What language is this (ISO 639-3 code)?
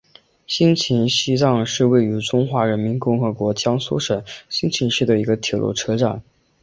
zho